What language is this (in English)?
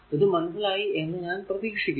Malayalam